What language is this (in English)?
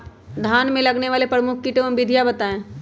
Magahi